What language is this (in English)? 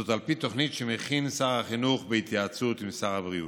Hebrew